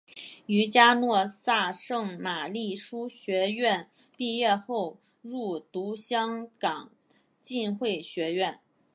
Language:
Chinese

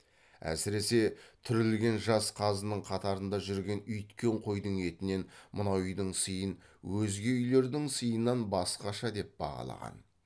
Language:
Kazakh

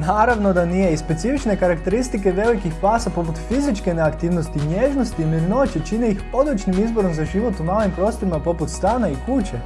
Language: Croatian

